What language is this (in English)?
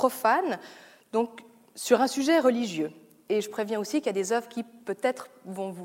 French